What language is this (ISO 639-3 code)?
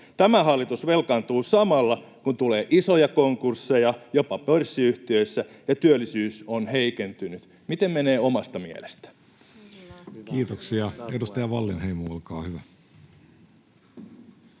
fin